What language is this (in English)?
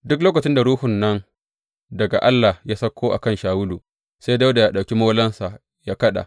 Hausa